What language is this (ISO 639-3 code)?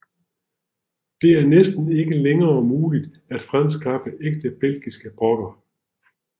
dan